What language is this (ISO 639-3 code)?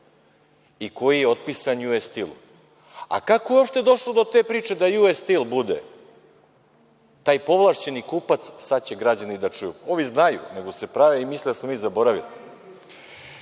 srp